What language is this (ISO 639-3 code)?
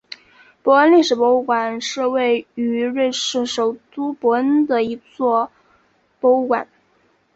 zho